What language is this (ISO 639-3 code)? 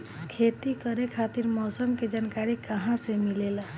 bho